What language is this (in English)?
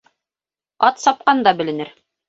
Bashkir